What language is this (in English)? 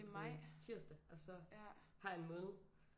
Danish